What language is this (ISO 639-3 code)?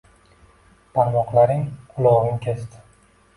uzb